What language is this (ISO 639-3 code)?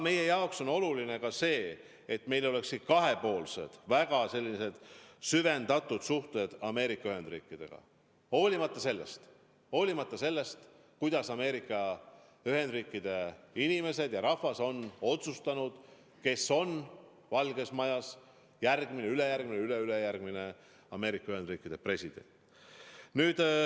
est